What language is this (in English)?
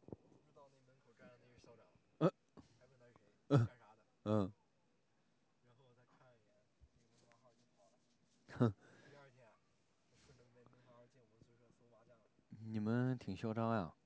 Chinese